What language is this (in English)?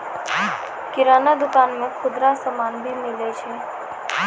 Maithili